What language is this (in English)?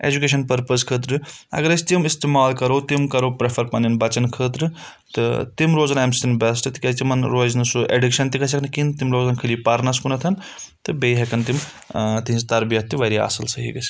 Kashmiri